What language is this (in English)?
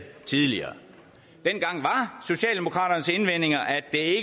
Danish